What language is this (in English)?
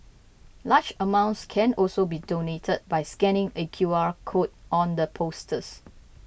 English